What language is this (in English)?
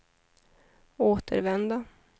Swedish